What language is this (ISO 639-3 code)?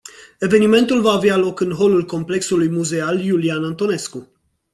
ron